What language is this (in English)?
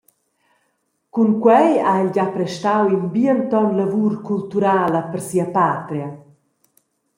Romansh